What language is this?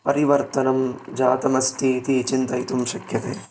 Sanskrit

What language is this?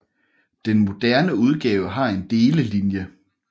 Danish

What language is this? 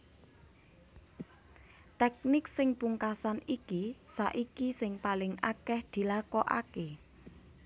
Javanese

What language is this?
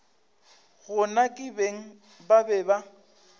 Northern Sotho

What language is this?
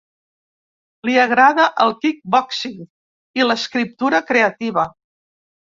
Catalan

